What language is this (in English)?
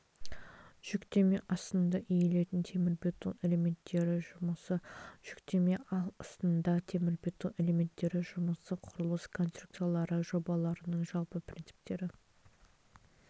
Kazakh